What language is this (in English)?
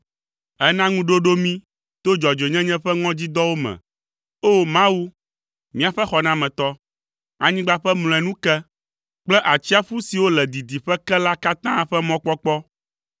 Ewe